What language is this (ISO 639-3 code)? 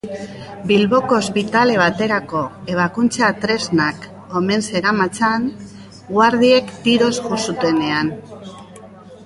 eus